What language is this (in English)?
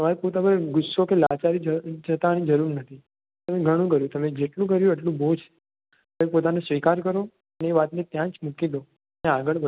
Gujarati